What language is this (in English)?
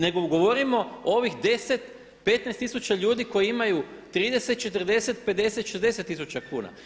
Croatian